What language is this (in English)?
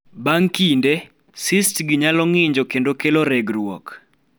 Luo (Kenya and Tanzania)